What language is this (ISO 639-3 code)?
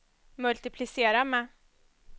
swe